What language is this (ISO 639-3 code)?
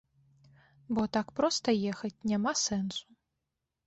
bel